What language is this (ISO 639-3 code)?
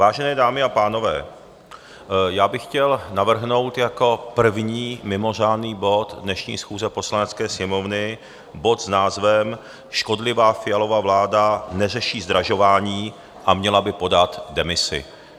ces